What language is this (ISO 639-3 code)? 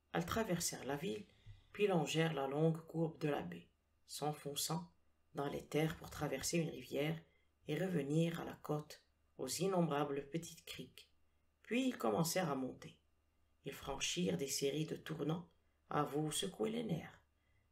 fra